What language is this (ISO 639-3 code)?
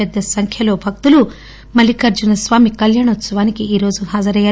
tel